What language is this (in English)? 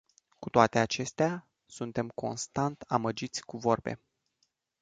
Romanian